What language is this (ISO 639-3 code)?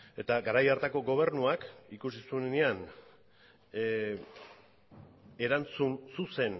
eus